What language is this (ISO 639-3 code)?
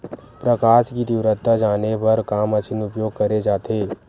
hne